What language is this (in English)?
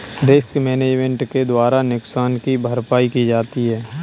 Hindi